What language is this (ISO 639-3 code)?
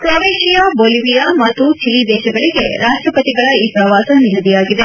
kan